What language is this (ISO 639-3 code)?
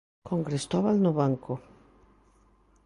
glg